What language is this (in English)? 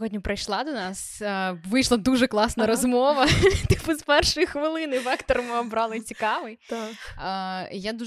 Ukrainian